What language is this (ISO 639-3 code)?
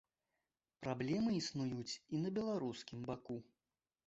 bel